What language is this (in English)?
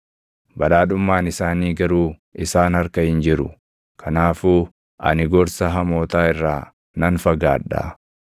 Oromo